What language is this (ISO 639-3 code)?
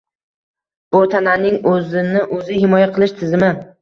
uzb